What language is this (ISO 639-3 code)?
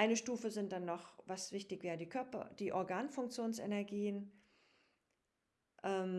deu